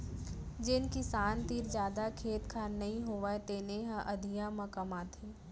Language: Chhattisgarhi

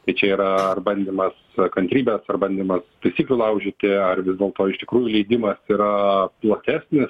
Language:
Lithuanian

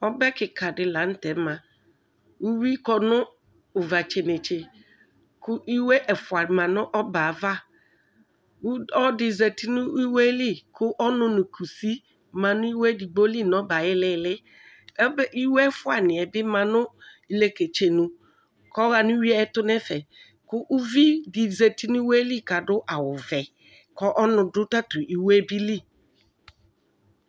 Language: Ikposo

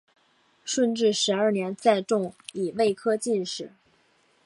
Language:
Chinese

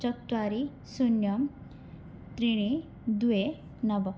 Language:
Sanskrit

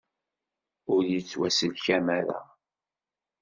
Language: Kabyle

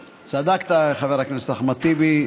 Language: Hebrew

